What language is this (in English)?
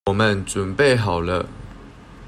Chinese